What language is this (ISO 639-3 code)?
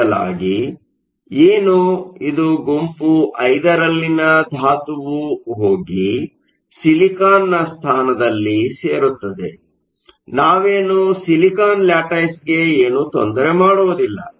kan